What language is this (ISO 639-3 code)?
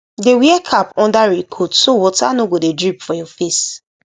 pcm